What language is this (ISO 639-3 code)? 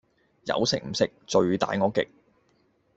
yue